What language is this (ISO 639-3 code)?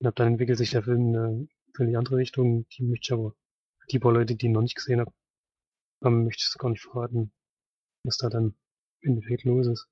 deu